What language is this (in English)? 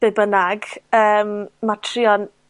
Welsh